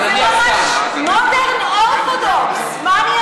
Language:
Hebrew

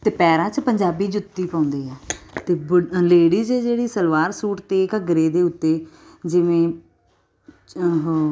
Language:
Punjabi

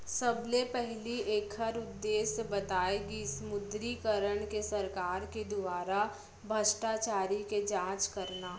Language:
Chhattisgarhi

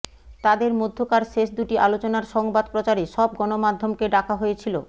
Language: Bangla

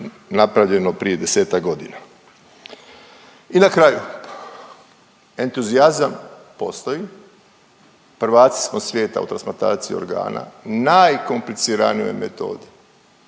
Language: Croatian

